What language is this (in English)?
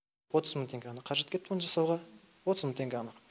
Kazakh